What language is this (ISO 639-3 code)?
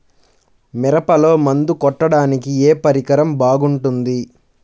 tel